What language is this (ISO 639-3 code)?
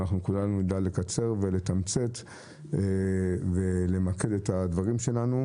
heb